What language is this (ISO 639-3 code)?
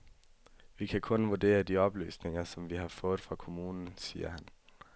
dan